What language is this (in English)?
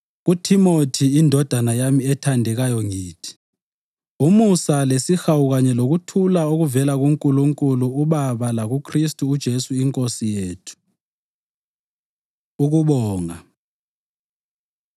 North Ndebele